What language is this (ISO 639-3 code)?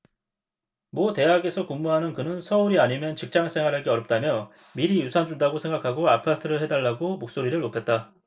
kor